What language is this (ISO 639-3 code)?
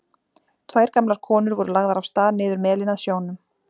isl